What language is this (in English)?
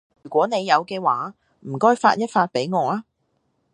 Cantonese